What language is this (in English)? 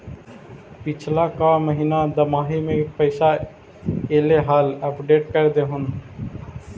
Magahi